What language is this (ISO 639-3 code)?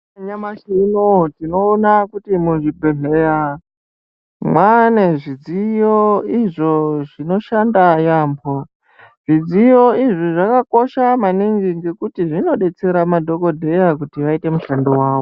ndc